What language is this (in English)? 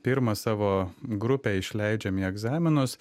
Lithuanian